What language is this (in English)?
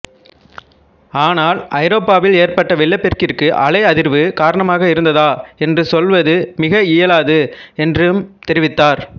Tamil